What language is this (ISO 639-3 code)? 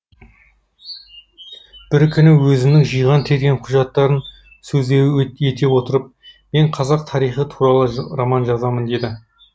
kaz